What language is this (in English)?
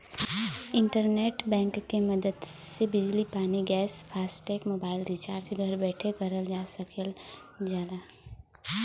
Bhojpuri